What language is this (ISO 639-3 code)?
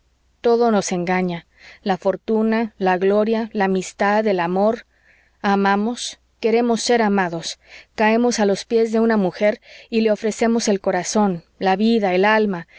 spa